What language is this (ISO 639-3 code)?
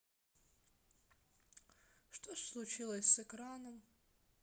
rus